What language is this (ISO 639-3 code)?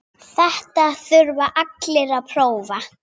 isl